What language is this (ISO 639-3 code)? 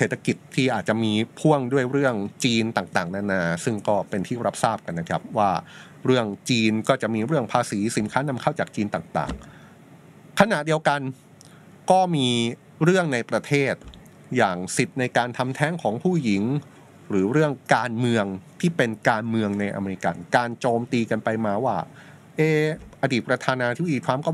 tha